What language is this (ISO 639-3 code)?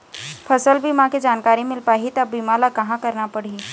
hne